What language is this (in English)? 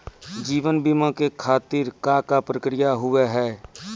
Maithili